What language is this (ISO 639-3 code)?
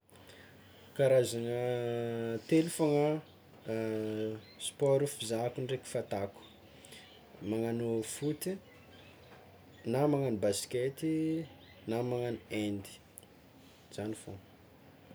xmw